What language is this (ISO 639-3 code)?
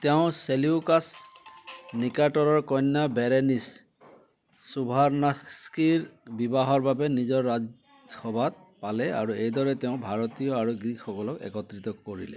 asm